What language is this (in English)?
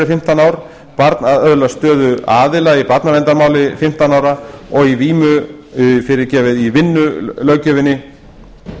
Icelandic